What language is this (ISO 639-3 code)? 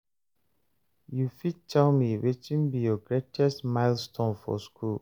pcm